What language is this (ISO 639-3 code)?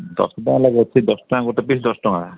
ori